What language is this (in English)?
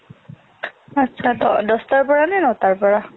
Assamese